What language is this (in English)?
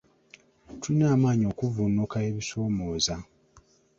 Ganda